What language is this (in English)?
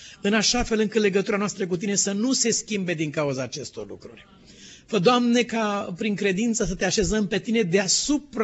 Romanian